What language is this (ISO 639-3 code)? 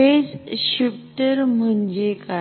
mar